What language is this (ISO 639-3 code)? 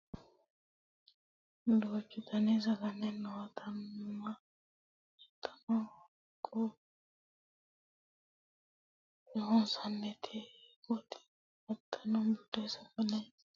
sid